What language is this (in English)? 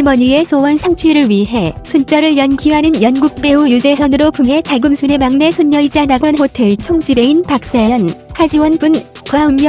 Korean